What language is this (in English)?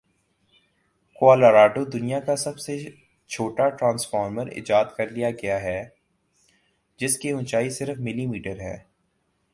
Urdu